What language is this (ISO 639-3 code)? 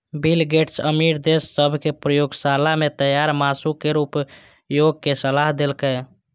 mai